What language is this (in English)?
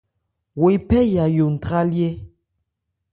Ebrié